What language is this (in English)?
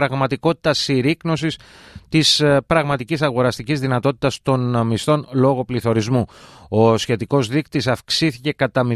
Greek